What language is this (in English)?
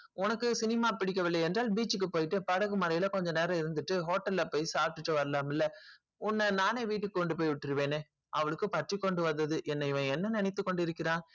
Tamil